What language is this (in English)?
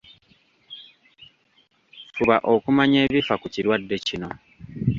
Ganda